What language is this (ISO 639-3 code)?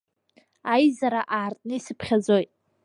abk